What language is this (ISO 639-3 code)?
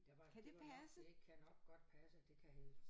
dan